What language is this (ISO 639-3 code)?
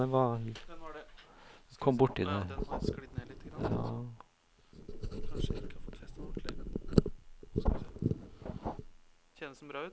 nor